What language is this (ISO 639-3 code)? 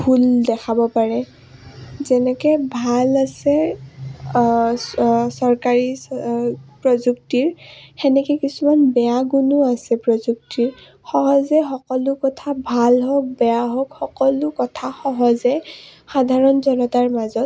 asm